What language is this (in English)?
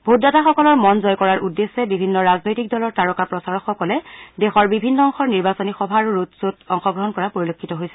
Assamese